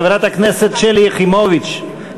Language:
Hebrew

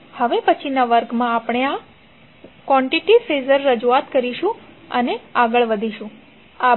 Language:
Gujarati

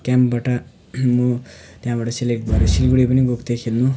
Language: Nepali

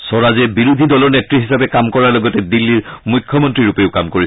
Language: Assamese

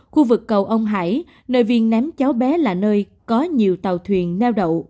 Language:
Vietnamese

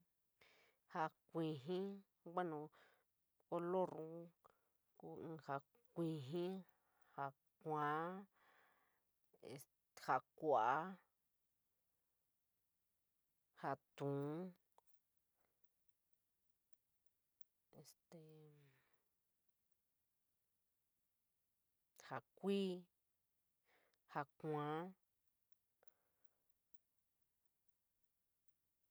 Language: San Miguel El Grande Mixtec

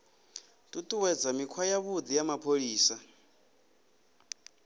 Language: Venda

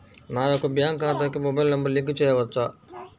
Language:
Telugu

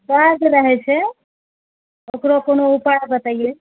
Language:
Maithili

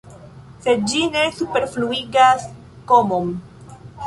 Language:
Esperanto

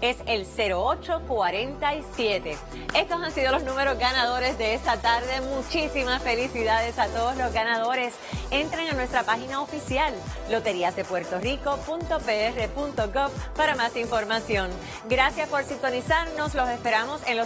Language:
Spanish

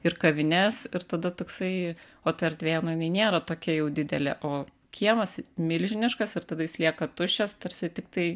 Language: Lithuanian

